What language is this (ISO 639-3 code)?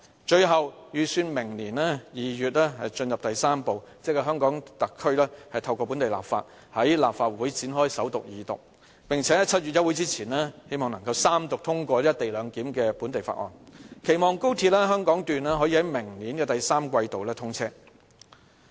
yue